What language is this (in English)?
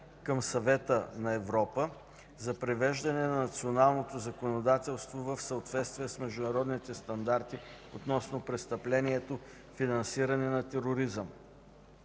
Bulgarian